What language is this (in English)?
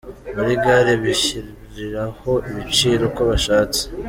Kinyarwanda